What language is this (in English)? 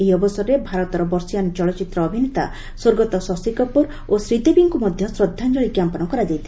Odia